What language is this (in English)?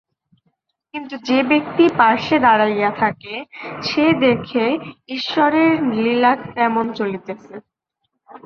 Bangla